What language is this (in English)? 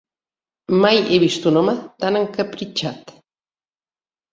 Catalan